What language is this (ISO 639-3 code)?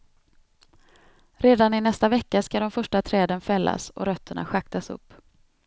swe